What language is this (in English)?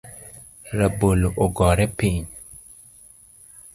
Luo (Kenya and Tanzania)